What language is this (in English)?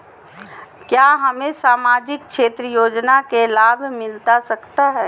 Magahi